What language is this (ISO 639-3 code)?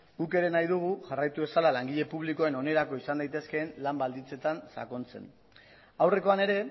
eus